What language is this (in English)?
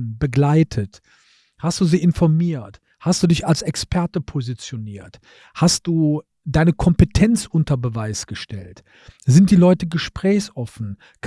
German